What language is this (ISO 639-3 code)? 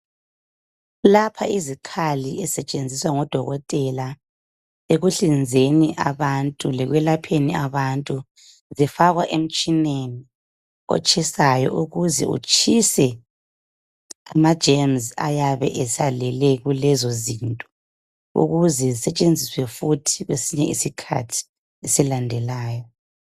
nde